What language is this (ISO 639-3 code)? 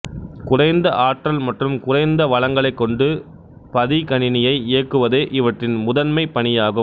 tam